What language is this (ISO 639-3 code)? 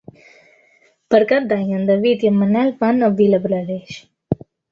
cat